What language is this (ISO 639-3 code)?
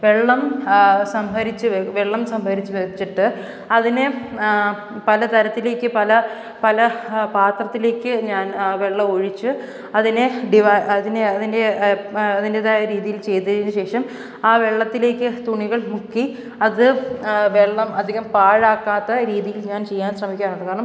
mal